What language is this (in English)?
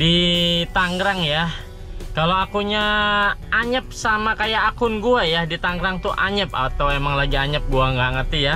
Indonesian